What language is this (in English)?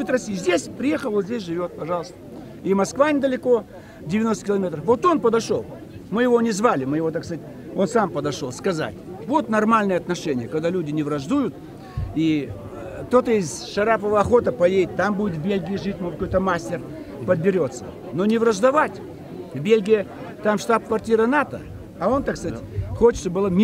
Russian